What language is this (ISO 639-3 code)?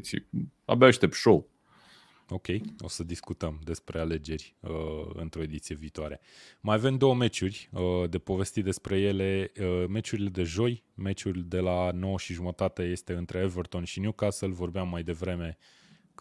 ron